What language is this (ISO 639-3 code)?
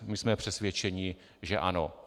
ces